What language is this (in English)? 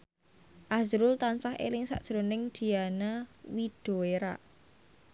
Javanese